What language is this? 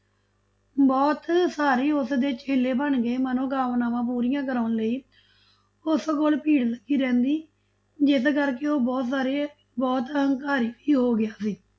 Punjabi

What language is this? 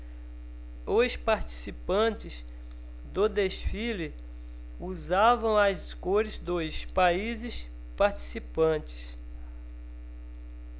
Portuguese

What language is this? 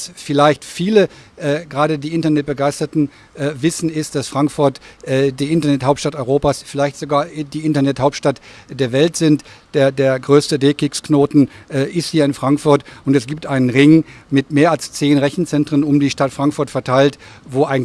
German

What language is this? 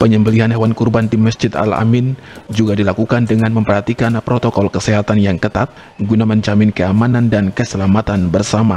Indonesian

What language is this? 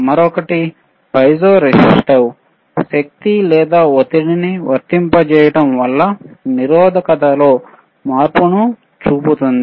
Telugu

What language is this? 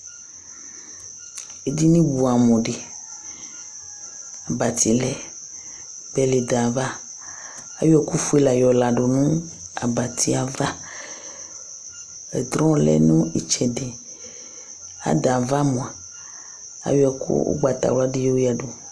Ikposo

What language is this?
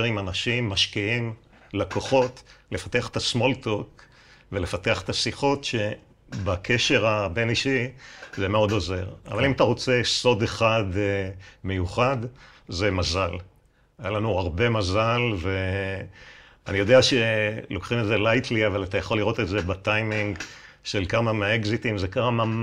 Hebrew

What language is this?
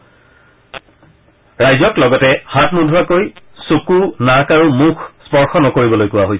Assamese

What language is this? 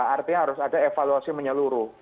Indonesian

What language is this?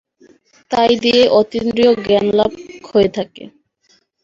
Bangla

